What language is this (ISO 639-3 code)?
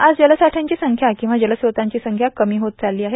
mar